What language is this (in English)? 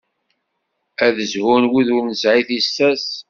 Kabyle